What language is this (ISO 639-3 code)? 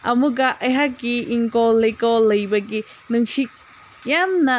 mni